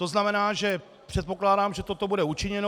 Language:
Czech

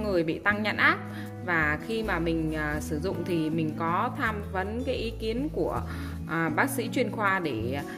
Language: Vietnamese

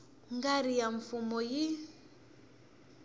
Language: Tsonga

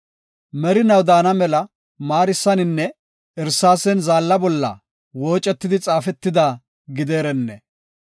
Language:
Gofa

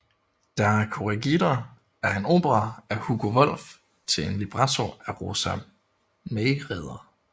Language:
Danish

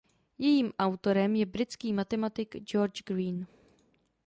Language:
Czech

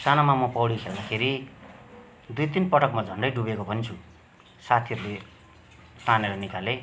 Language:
Nepali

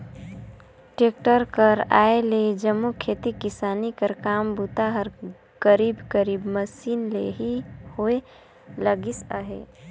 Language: Chhattisgarhi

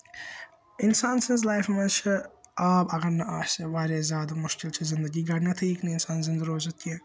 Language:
Kashmiri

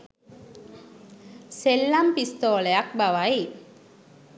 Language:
Sinhala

